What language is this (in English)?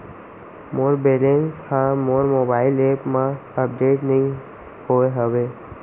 Chhattisgarhi